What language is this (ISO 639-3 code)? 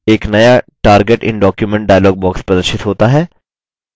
hin